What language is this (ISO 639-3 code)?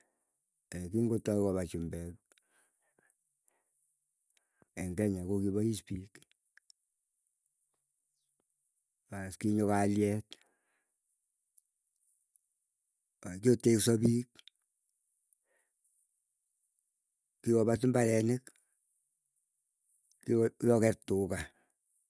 eyo